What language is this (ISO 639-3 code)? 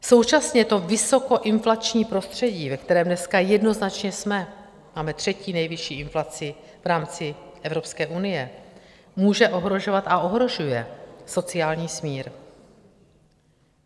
ces